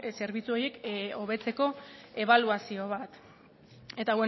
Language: Basque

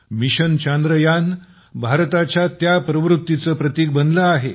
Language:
Marathi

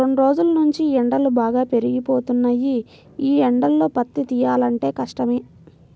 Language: Telugu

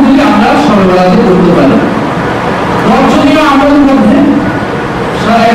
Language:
Indonesian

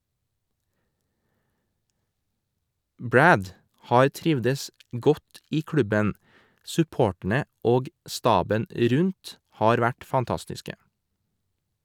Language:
Norwegian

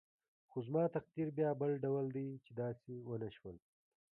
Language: Pashto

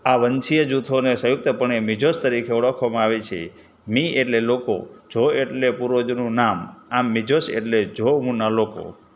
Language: Gujarati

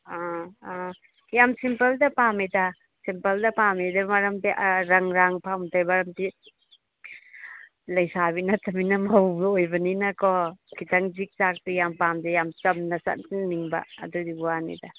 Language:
Manipuri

